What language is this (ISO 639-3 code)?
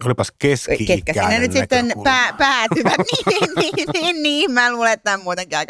fin